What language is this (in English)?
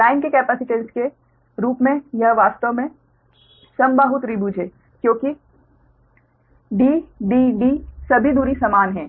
Hindi